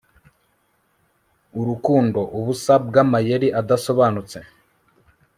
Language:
Kinyarwanda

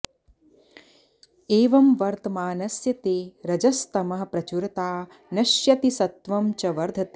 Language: Sanskrit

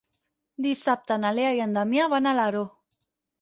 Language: Catalan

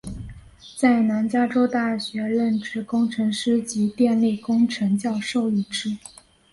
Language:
Chinese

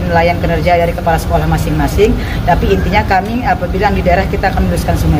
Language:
Indonesian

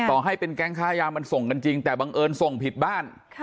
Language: Thai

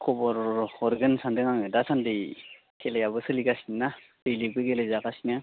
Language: Bodo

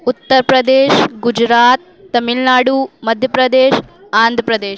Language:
Urdu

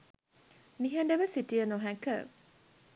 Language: Sinhala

